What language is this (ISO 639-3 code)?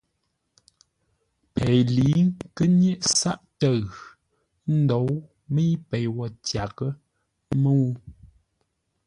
nla